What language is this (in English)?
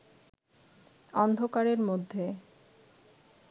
Bangla